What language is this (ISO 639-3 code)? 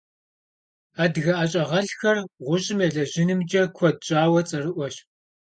kbd